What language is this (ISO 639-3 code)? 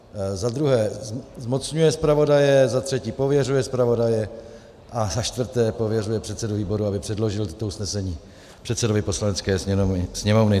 ces